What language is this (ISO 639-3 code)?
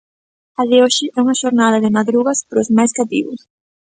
glg